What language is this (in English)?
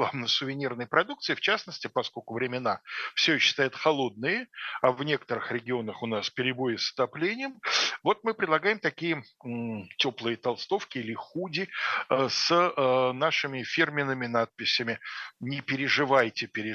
Russian